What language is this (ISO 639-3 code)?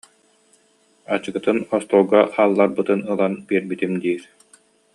sah